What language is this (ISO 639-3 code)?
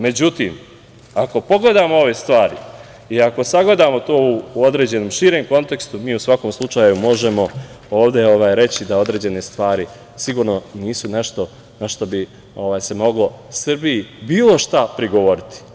srp